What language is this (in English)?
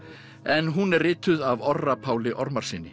Icelandic